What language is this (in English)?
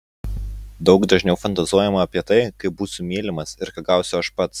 Lithuanian